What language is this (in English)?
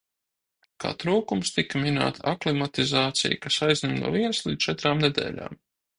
Latvian